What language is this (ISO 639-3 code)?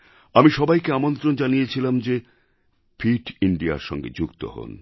ben